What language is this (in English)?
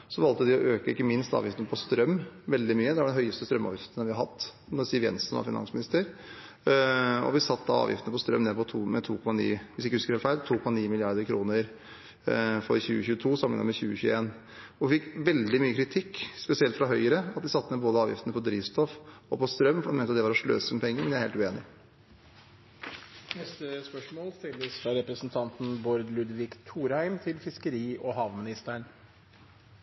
Norwegian Bokmål